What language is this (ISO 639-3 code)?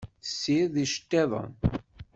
kab